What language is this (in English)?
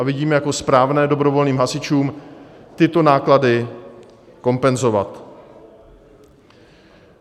Czech